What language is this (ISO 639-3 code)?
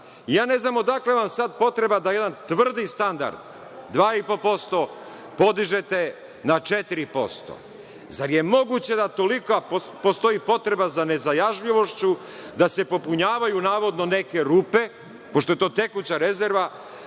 srp